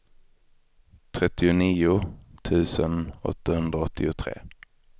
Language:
Swedish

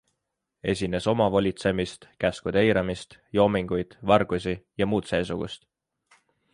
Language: Estonian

